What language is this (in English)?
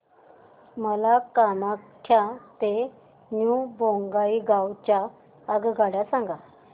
Marathi